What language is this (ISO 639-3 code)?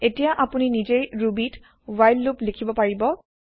asm